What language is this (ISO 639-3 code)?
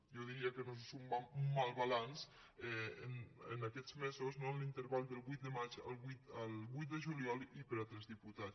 cat